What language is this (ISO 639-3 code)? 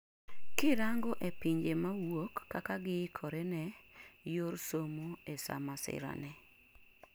luo